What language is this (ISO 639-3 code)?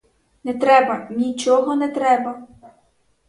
ukr